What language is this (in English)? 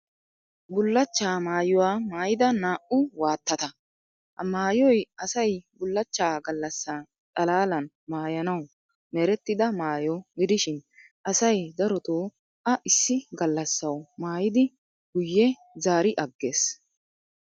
Wolaytta